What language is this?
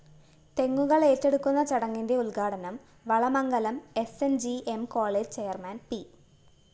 Malayalam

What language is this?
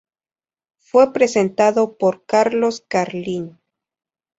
Spanish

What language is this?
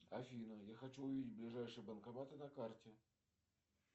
Russian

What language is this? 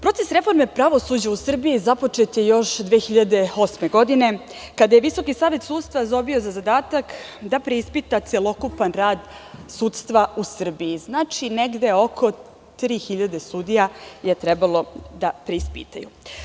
Serbian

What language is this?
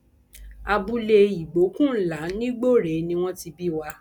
Yoruba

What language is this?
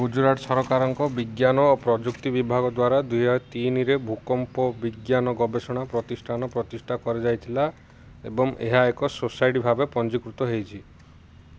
Odia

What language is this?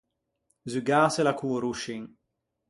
Ligurian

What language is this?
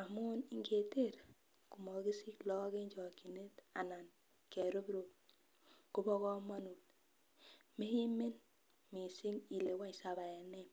Kalenjin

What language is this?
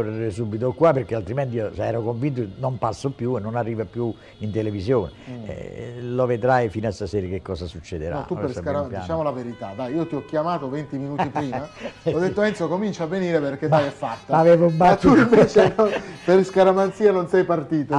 Italian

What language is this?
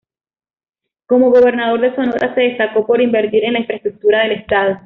Spanish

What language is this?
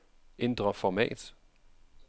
Danish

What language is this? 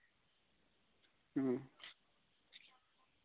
Santali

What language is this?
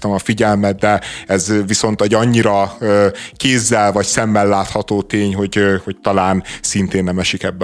Hungarian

